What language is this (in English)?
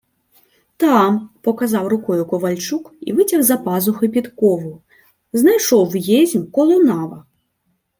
Ukrainian